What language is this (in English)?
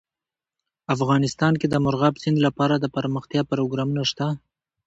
Pashto